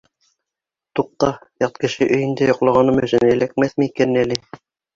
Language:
Bashkir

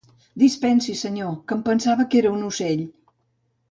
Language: Catalan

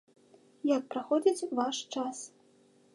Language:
Belarusian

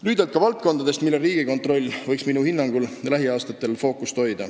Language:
Estonian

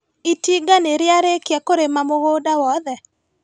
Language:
Kikuyu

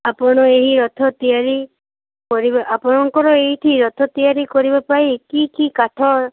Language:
Odia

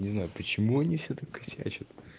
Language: Russian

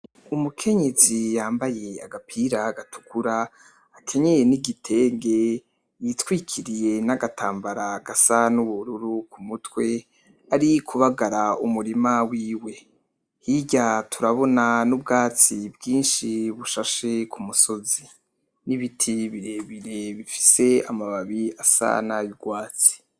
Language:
Rundi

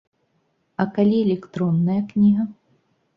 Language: Belarusian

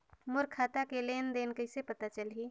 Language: Chhattisgarhi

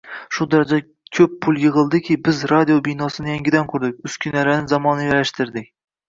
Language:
Uzbek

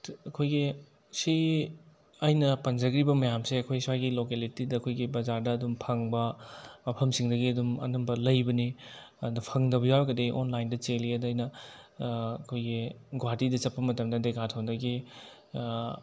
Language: Manipuri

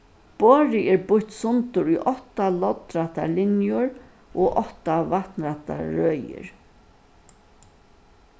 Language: Faroese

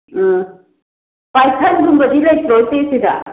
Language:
Manipuri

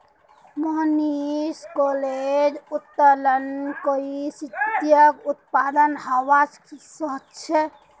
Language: Magahi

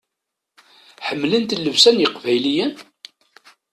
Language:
Kabyle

